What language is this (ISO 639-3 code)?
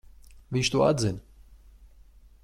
lav